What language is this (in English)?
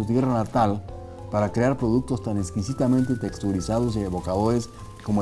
Spanish